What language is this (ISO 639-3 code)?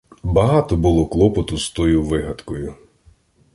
ukr